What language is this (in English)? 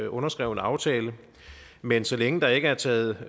Danish